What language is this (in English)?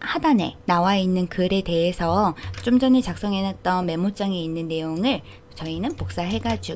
Korean